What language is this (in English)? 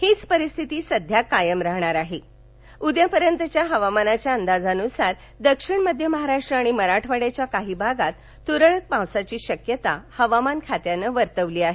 Marathi